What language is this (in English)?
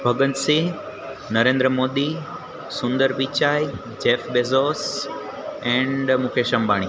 Gujarati